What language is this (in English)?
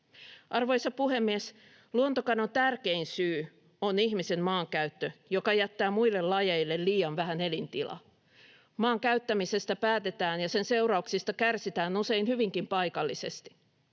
Finnish